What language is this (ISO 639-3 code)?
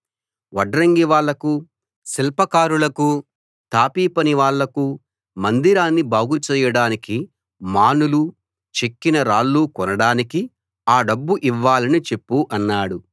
tel